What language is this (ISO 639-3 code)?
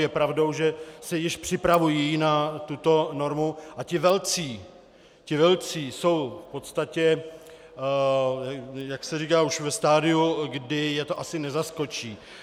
ces